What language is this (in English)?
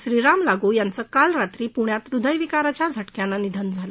Marathi